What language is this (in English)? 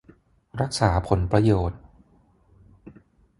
Thai